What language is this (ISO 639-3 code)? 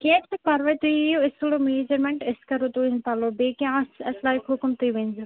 kas